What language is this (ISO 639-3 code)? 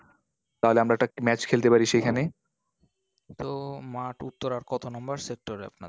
ben